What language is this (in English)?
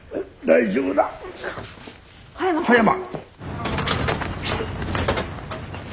Japanese